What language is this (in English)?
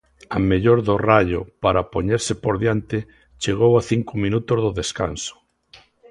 Galician